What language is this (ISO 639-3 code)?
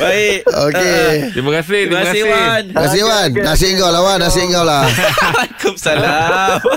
msa